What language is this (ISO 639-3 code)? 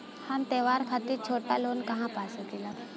bho